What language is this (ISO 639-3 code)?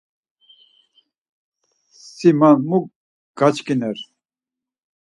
lzz